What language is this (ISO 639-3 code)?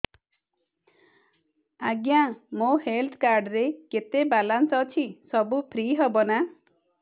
ori